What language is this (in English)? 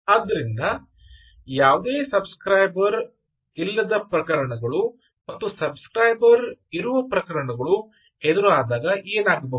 Kannada